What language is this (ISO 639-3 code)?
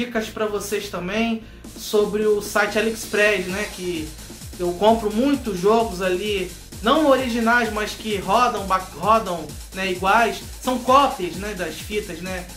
por